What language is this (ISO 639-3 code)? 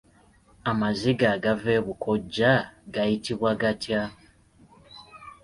lug